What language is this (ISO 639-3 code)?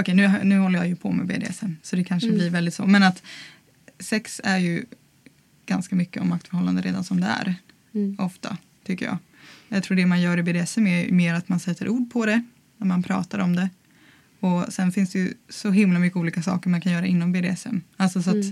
swe